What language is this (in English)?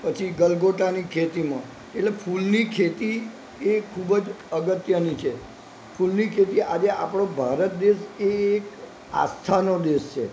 Gujarati